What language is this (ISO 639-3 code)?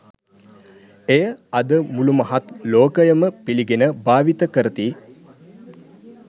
sin